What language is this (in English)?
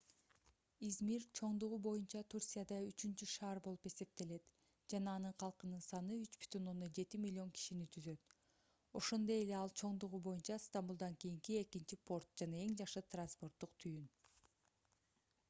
Kyrgyz